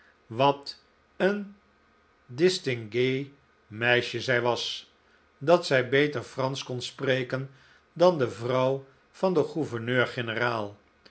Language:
Dutch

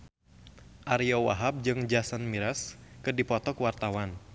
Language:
Sundanese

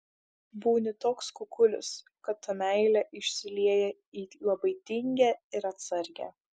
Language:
Lithuanian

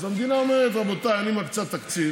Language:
Hebrew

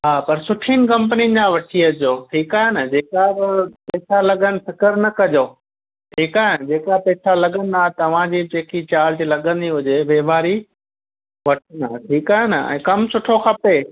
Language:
Sindhi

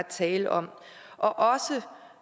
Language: Danish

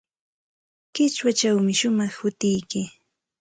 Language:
Santa Ana de Tusi Pasco Quechua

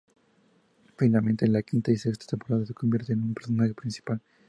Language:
Spanish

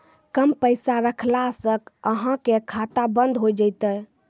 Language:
Maithili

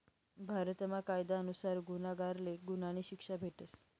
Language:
Marathi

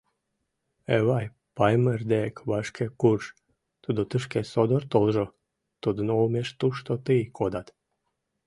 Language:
Mari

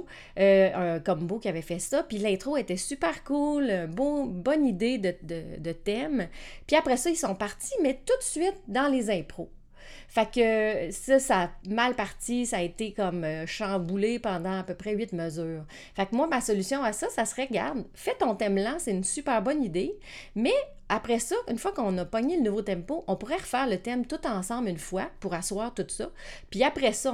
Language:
French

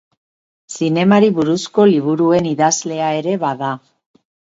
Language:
Basque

